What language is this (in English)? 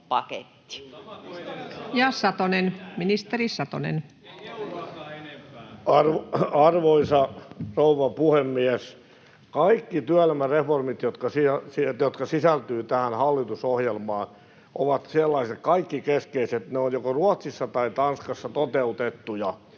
Finnish